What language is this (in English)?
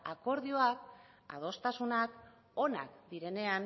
Basque